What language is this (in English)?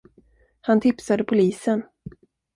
Swedish